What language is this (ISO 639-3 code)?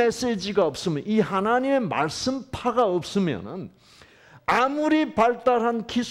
kor